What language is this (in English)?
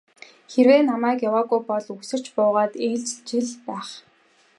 Mongolian